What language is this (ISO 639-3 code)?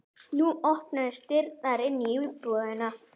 isl